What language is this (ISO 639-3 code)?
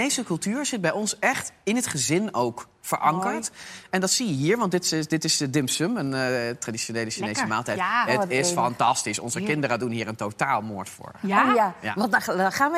nld